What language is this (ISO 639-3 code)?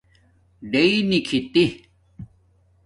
dmk